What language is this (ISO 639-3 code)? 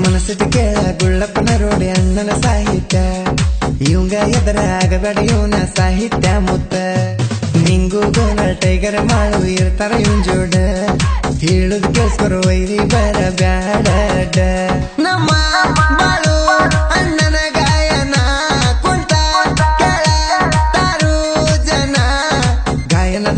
ind